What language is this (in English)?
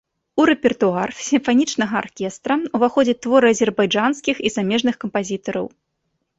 Belarusian